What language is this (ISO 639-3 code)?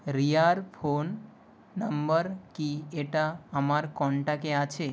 ben